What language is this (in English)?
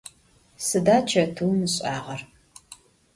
Adyghe